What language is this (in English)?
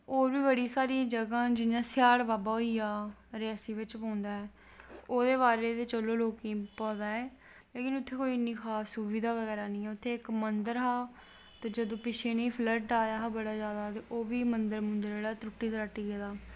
Dogri